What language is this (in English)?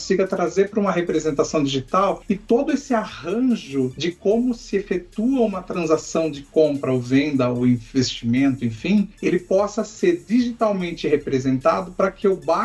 Portuguese